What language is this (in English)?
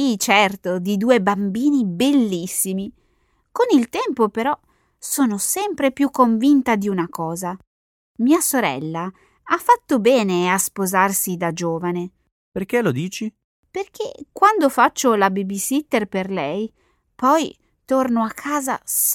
Italian